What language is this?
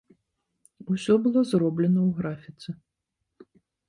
Belarusian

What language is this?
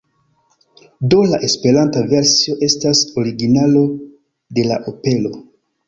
Esperanto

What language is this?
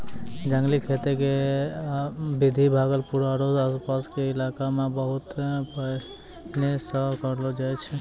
Maithili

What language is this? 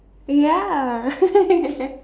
English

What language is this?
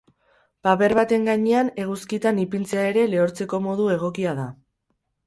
Basque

